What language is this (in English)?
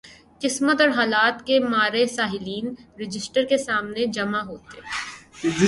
Urdu